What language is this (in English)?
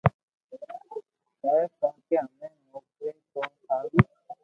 Loarki